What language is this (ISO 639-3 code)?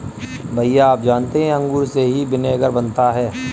hin